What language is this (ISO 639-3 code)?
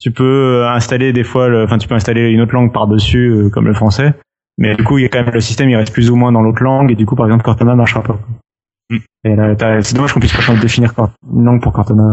fra